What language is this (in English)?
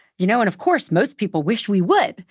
English